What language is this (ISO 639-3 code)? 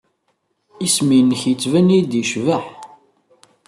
kab